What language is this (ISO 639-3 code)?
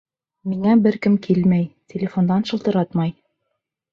bak